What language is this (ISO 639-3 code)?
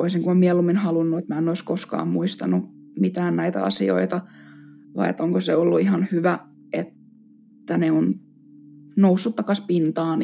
fin